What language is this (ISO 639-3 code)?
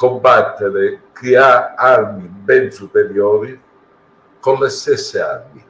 ita